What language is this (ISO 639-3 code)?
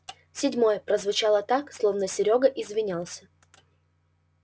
rus